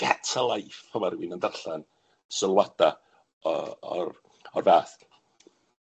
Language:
Welsh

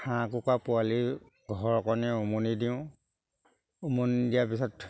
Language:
Assamese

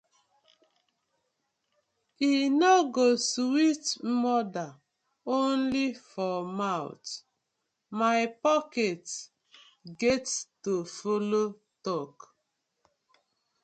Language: Nigerian Pidgin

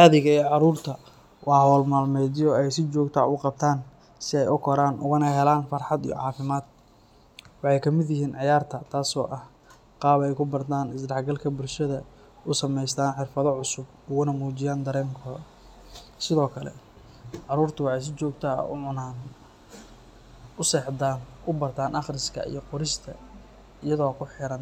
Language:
Somali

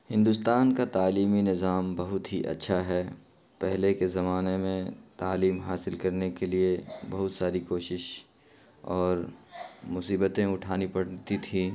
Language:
Urdu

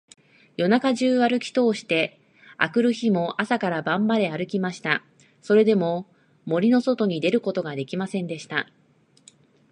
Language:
Japanese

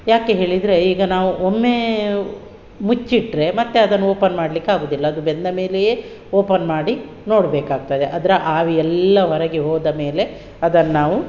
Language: Kannada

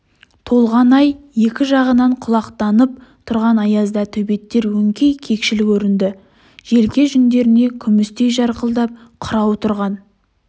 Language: Kazakh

